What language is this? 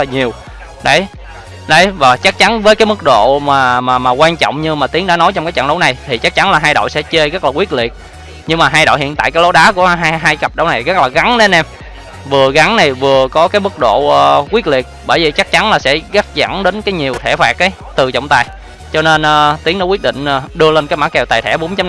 Vietnamese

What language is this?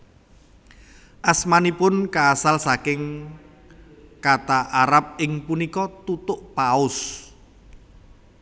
Javanese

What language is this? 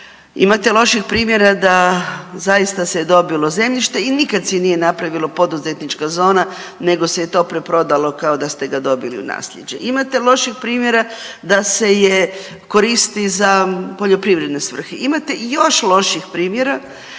Croatian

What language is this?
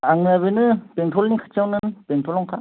Bodo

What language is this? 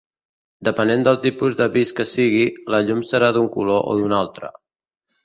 Catalan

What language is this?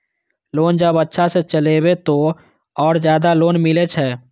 Maithili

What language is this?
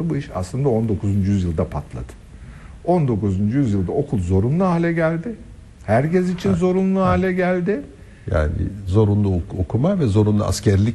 Turkish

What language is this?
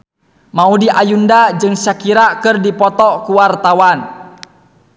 Sundanese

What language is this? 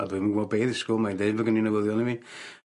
Welsh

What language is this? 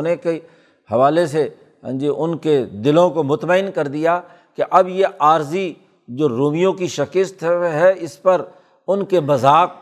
Urdu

